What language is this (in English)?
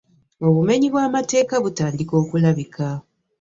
Ganda